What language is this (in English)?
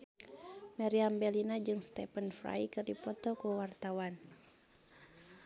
Sundanese